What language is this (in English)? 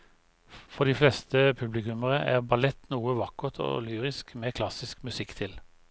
Norwegian